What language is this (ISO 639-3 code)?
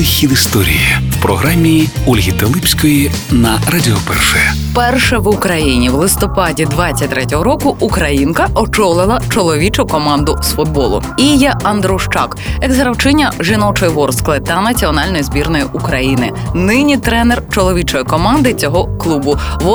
ukr